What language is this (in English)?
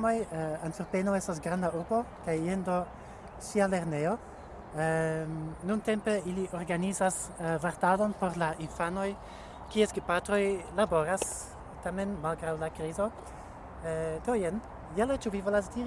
Italian